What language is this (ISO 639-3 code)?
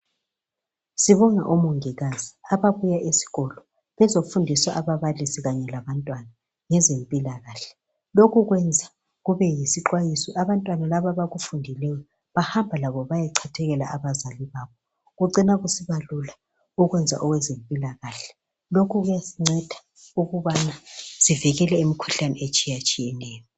nde